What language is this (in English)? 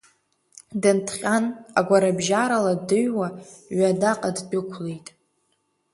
Abkhazian